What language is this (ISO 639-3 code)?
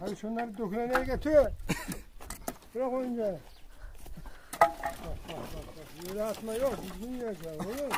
tur